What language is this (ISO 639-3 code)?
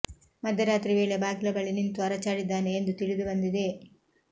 kan